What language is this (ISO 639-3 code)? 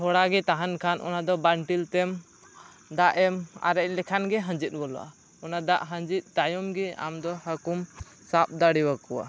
sat